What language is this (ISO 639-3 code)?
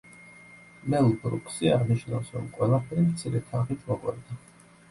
kat